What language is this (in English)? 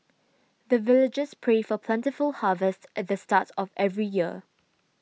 English